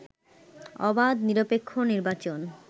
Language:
Bangla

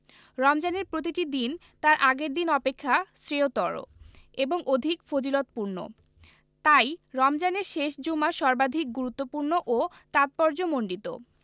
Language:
Bangla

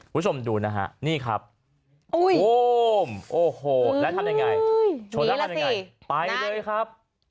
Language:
Thai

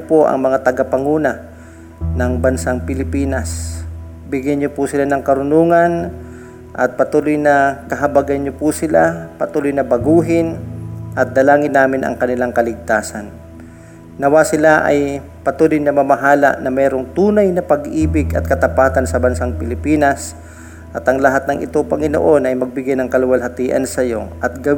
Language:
Filipino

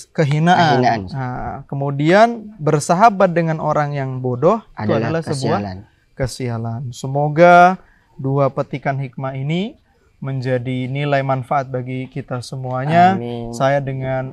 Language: Indonesian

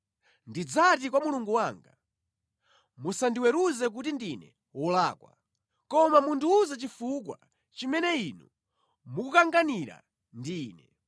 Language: Nyanja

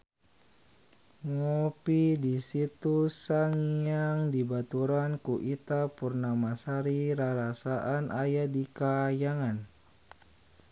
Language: Sundanese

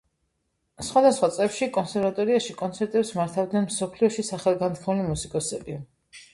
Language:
Georgian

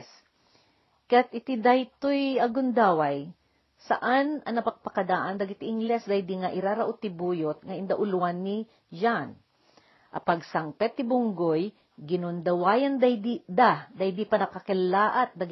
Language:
Filipino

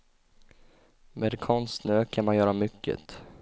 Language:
Swedish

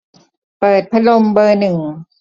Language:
Thai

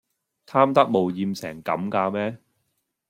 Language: Cantonese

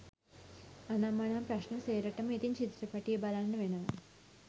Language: Sinhala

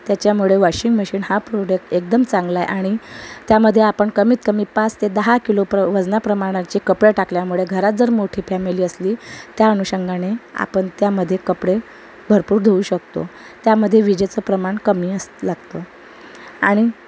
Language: Marathi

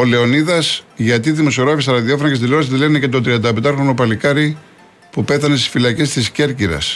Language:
Greek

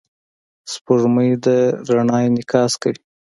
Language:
Pashto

